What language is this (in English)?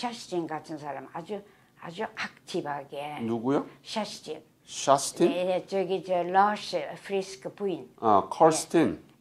Korean